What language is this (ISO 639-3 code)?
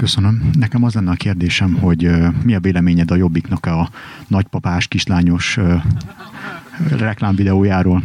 hun